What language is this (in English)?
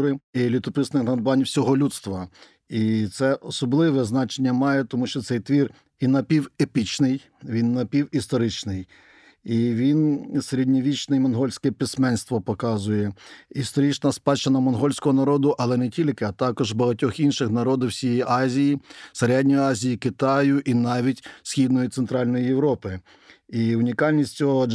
Ukrainian